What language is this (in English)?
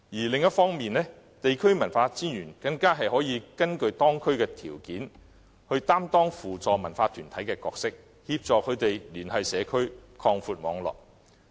Cantonese